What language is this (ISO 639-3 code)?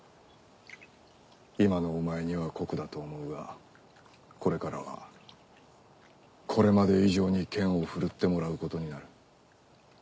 jpn